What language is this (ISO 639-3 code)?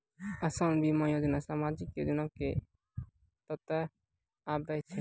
mai